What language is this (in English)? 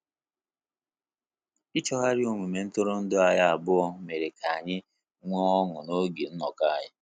Igbo